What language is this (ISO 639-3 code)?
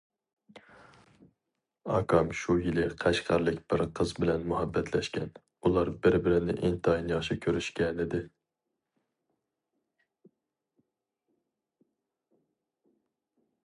uig